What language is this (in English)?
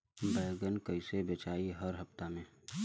Bhojpuri